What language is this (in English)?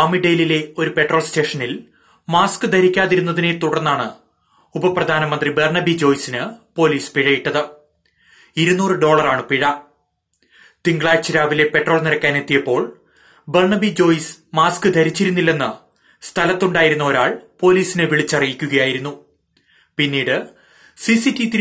Malayalam